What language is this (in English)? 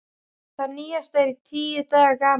Icelandic